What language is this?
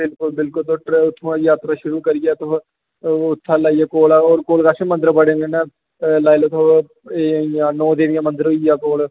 Dogri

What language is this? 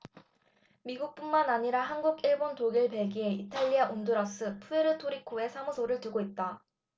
Korean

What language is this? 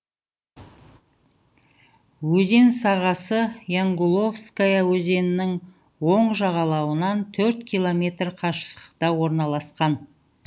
Kazakh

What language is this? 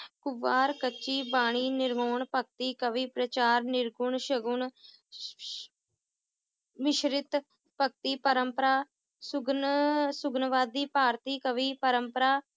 Punjabi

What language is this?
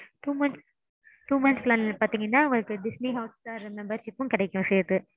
Tamil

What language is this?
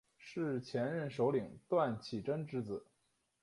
Chinese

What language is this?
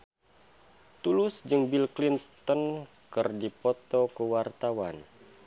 Sundanese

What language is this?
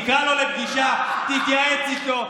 Hebrew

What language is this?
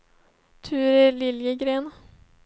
Swedish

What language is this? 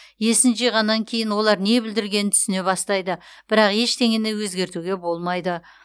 Kazakh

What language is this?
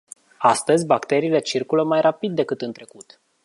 Romanian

